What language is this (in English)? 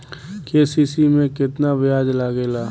Bhojpuri